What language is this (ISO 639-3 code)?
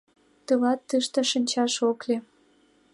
chm